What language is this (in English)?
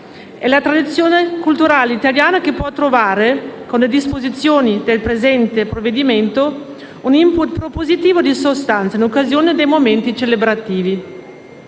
Italian